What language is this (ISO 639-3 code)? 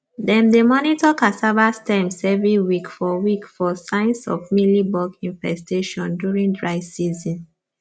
pcm